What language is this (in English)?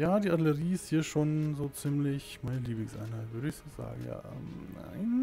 German